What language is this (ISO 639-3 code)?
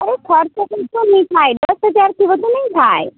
guj